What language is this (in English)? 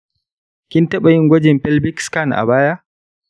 Hausa